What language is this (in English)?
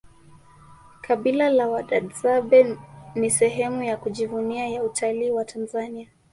Swahili